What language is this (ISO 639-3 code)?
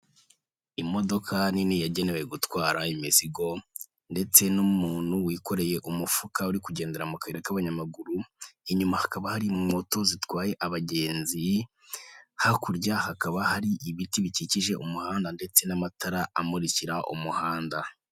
kin